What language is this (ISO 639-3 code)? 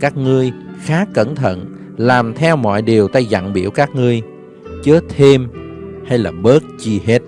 vie